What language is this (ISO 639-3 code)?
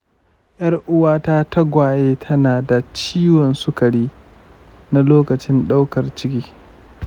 hau